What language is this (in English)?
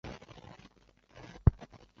Chinese